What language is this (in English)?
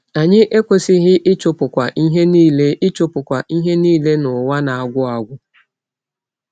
Igbo